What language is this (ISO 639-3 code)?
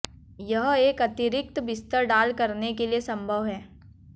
hin